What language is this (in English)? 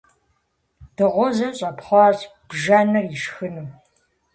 Kabardian